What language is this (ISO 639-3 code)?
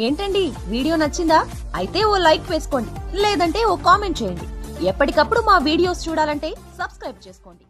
tel